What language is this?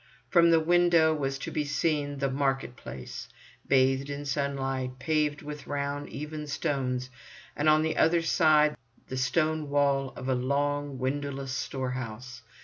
English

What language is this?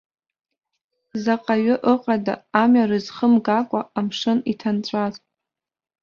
Abkhazian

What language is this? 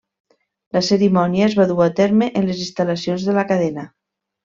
Catalan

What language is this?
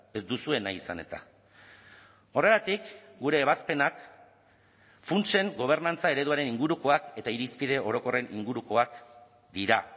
Basque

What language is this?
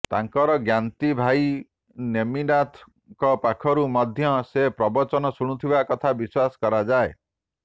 Odia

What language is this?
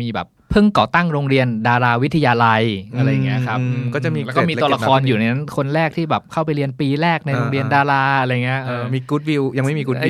Thai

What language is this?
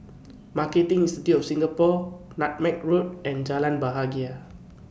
English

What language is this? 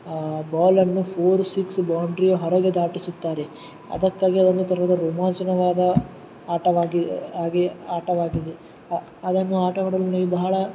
Kannada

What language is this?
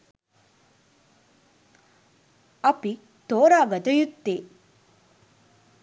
Sinhala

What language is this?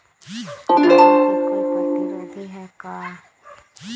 Magahi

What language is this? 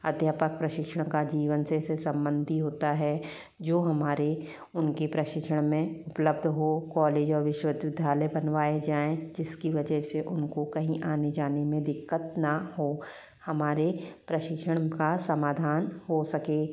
Hindi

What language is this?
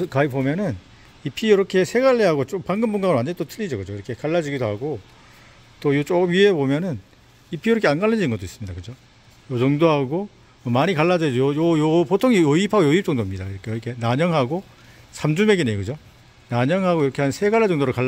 Korean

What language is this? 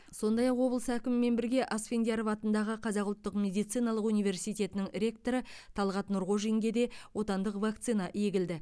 Kazakh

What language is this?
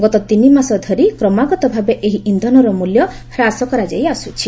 Odia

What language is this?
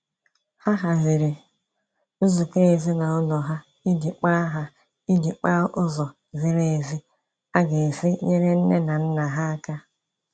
Igbo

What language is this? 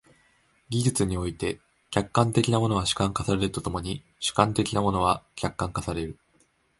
Japanese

